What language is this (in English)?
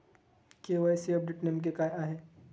Marathi